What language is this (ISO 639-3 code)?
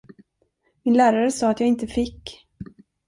swe